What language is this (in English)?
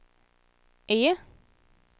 Swedish